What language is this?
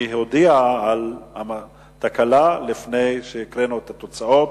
Hebrew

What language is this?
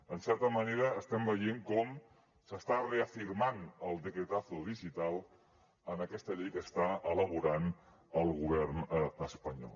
Catalan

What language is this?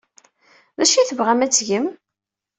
Kabyle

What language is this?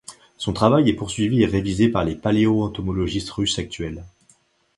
French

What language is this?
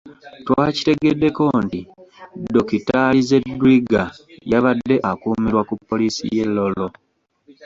Ganda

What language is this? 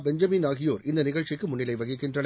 Tamil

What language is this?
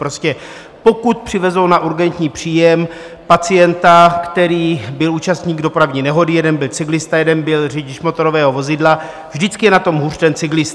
Czech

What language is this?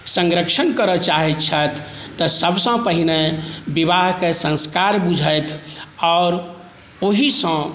Maithili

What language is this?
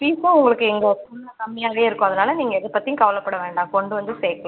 Tamil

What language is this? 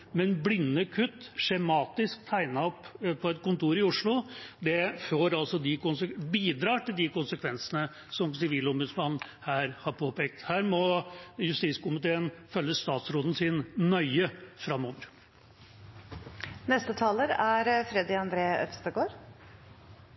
Norwegian Bokmål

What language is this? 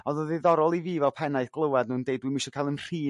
Welsh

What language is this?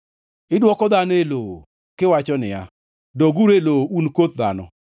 Luo (Kenya and Tanzania)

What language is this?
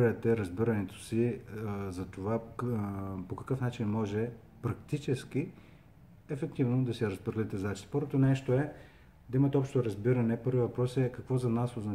Bulgarian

